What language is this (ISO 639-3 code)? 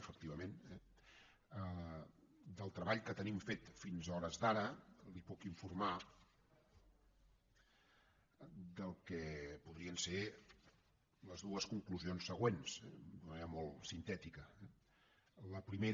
cat